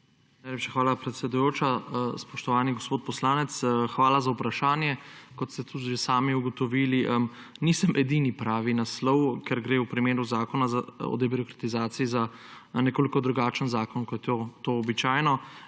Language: Slovenian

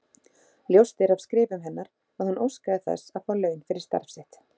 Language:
Icelandic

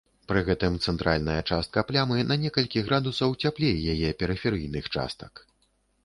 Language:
Belarusian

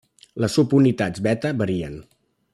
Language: Catalan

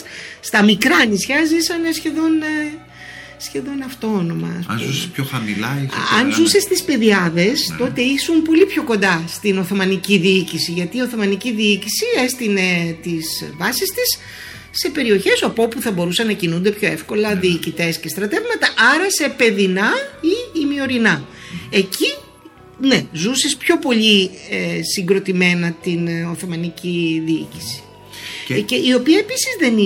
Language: Greek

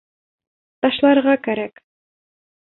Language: Bashkir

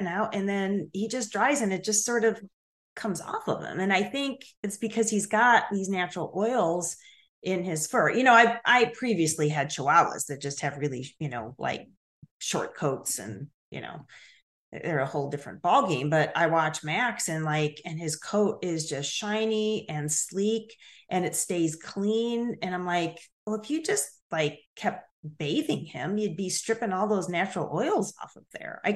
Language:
English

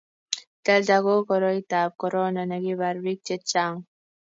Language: Kalenjin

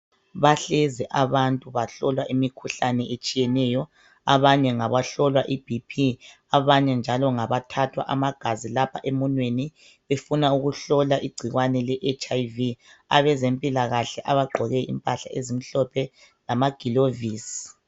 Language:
North Ndebele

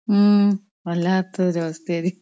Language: Malayalam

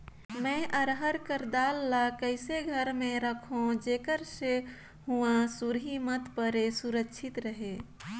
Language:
Chhattisgarhi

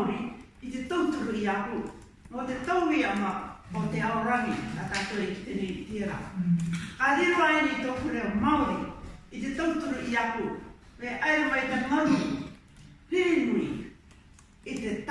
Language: Māori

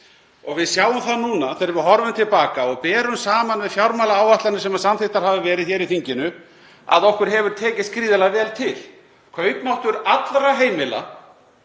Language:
Icelandic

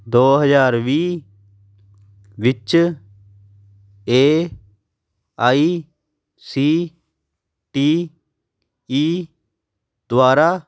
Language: Punjabi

